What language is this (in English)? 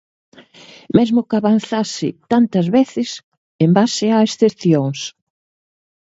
Galician